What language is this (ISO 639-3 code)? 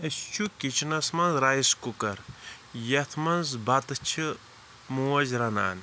kas